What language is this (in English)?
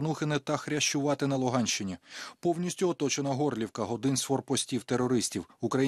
Ukrainian